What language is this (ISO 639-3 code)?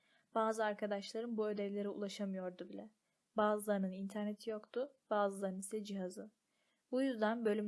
tur